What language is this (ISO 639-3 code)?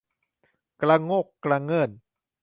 tha